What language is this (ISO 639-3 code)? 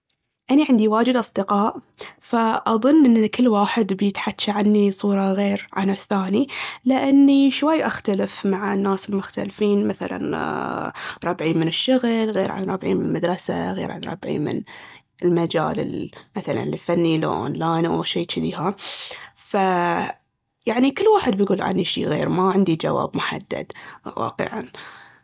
abv